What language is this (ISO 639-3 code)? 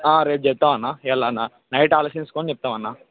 tel